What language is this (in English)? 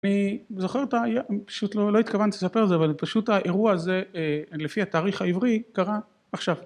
Hebrew